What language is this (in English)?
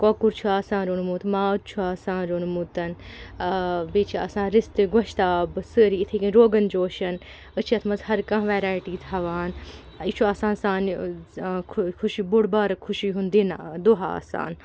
Kashmiri